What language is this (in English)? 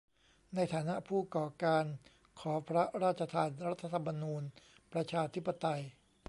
Thai